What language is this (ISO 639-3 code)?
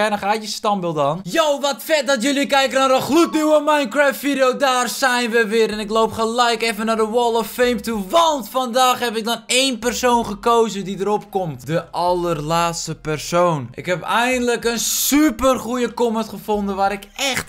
nld